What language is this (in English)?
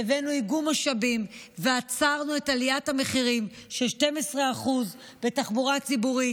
Hebrew